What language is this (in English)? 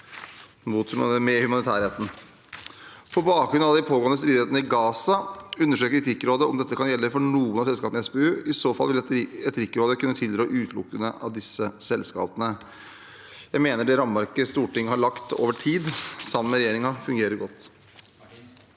Norwegian